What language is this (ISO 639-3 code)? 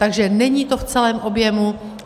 ces